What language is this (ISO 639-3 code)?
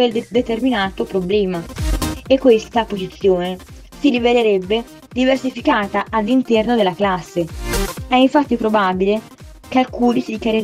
ita